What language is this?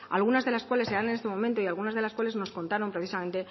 Spanish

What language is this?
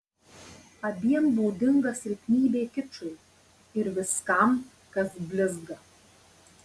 Lithuanian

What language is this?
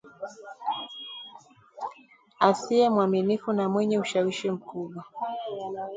Swahili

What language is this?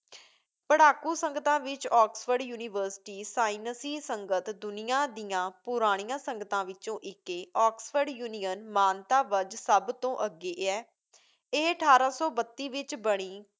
Punjabi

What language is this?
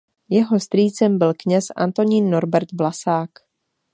Czech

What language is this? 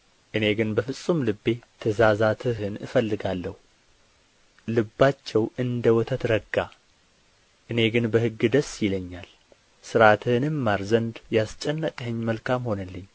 Amharic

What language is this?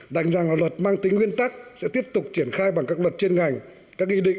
Vietnamese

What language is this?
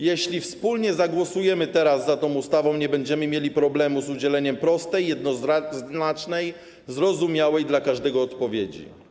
Polish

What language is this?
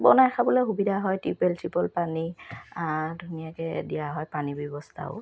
Assamese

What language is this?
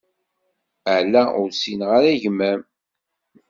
Kabyle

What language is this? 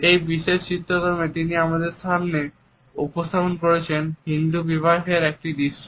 Bangla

